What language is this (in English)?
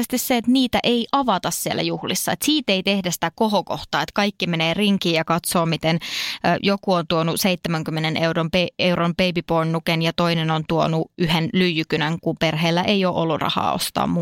Finnish